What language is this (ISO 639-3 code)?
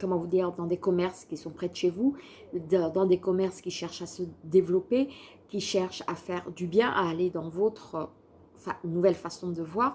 fra